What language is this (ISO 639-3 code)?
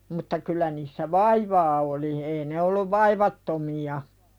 fin